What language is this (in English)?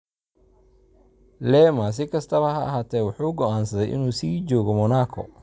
Somali